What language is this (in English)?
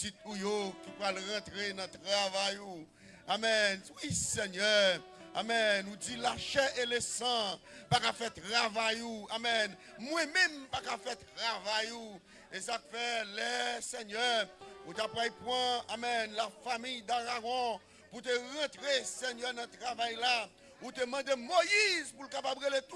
French